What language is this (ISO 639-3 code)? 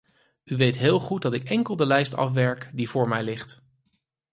nld